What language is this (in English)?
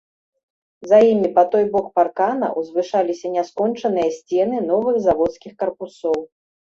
Belarusian